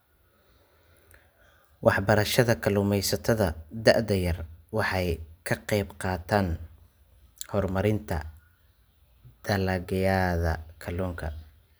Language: Somali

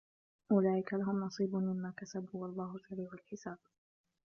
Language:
Arabic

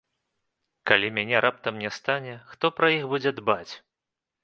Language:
Belarusian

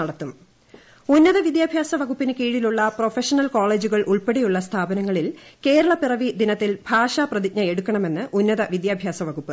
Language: Malayalam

